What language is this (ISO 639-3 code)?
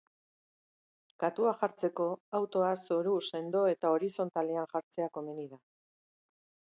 eus